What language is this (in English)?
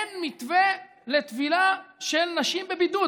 Hebrew